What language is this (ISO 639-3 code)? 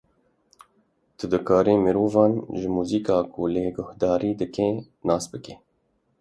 kur